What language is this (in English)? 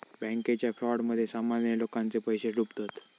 Marathi